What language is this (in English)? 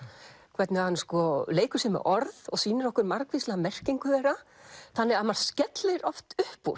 Icelandic